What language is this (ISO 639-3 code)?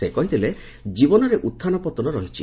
ori